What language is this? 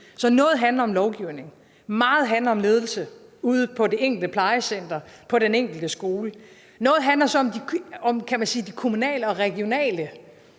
Danish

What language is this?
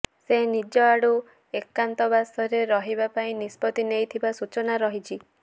Odia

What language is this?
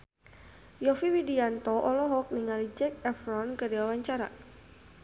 Sundanese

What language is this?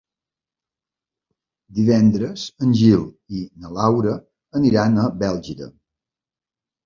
Catalan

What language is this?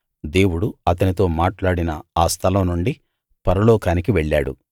Telugu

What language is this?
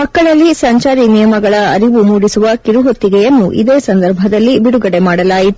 Kannada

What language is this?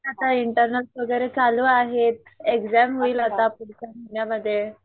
Marathi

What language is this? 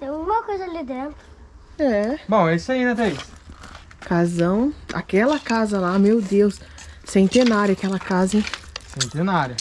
Portuguese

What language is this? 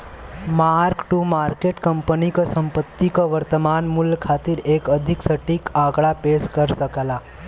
Bhojpuri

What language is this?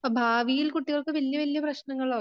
Malayalam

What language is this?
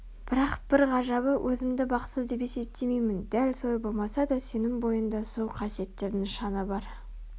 Kazakh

